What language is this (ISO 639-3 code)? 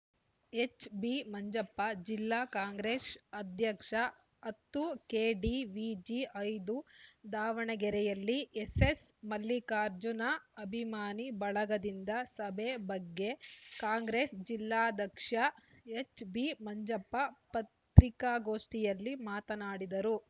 kan